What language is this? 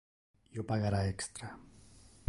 Interlingua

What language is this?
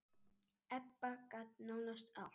Icelandic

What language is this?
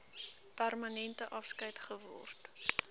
Afrikaans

